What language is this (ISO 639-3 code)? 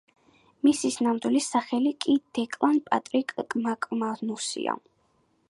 kat